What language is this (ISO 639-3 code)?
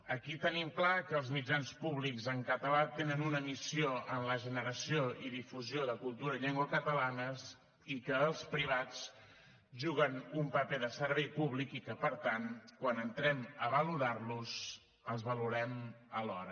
cat